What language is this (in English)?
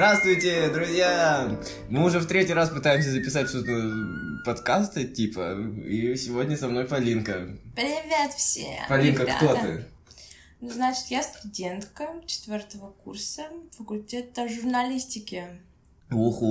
Russian